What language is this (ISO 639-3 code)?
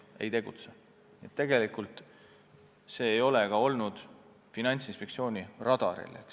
est